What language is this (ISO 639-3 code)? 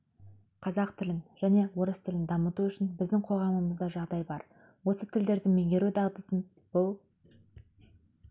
kaz